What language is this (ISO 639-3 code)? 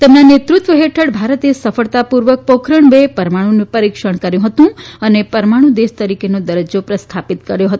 guj